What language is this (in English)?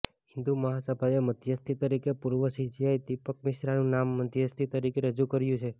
Gujarati